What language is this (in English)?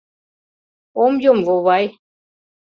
Mari